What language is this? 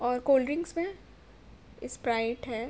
Urdu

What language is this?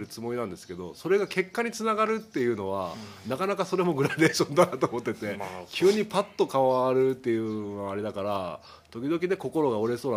Japanese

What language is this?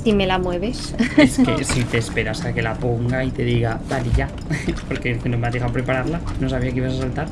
Spanish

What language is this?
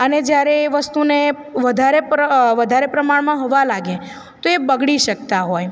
Gujarati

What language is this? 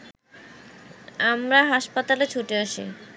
Bangla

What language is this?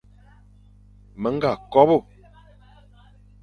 Fang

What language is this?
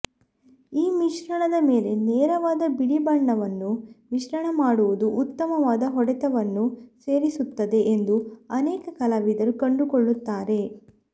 Kannada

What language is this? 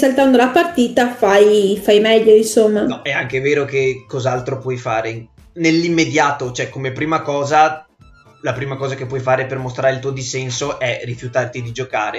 Italian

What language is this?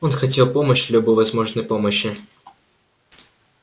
Russian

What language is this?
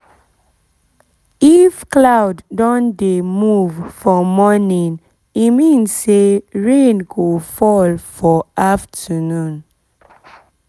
Nigerian Pidgin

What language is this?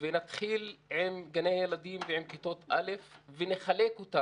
Hebrew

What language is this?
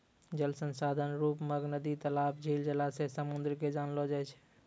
Maithili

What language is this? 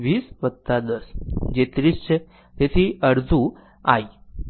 Gujarati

